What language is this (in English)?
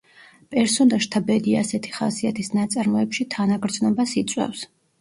Georgian